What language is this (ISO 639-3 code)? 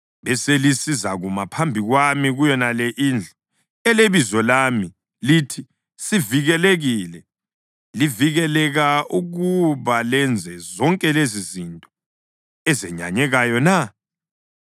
nde